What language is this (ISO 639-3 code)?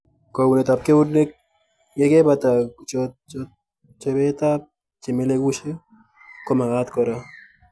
kln